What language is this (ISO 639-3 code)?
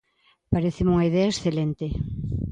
glg